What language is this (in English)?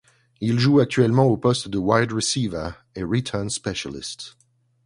French